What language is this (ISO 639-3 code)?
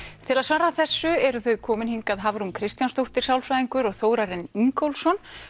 isl